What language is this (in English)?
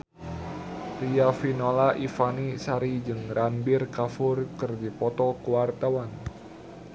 Sundanese